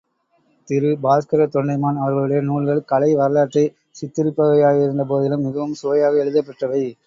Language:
Tamil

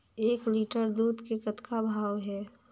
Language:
Chhattisgarhi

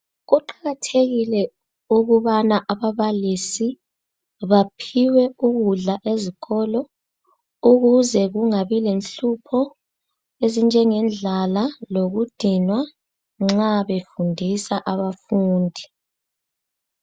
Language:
North Ndebele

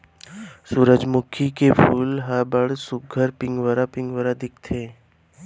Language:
Chhattisgarhi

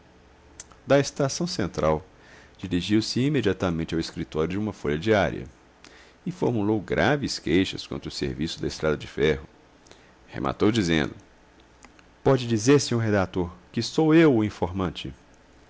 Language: Portuguese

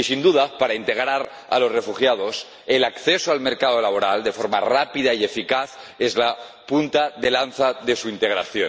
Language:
Spanish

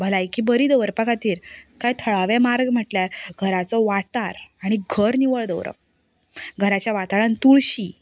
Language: Konkani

